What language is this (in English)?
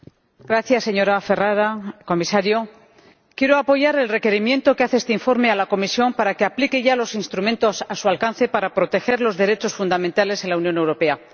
Spanish